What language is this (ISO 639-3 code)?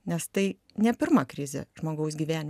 lit